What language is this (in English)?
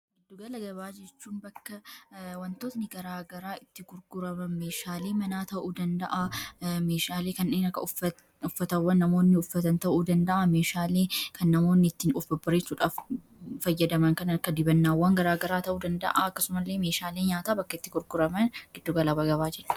Oromo